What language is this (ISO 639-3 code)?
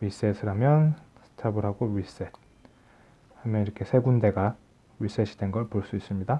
kor